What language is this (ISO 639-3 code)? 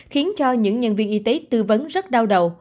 vie